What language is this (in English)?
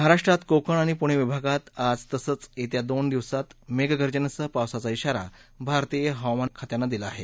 Marathi